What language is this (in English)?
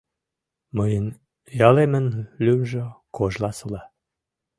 Mari